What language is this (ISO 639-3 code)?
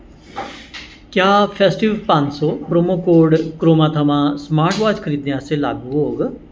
doi